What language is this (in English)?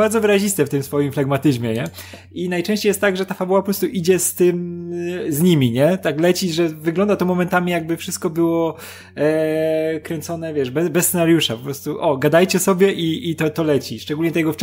Polish